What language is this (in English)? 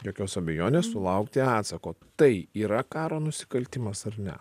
Lithuanian